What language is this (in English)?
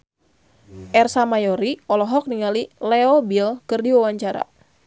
Sundanese